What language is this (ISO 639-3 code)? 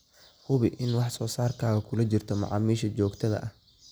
som